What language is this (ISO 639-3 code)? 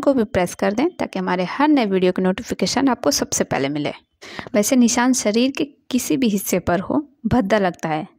hin